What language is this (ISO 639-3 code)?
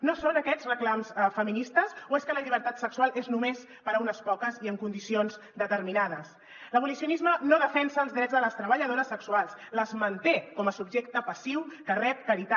cat